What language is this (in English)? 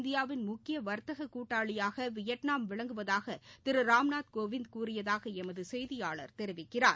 Tamil